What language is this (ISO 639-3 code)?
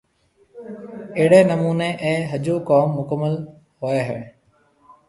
mve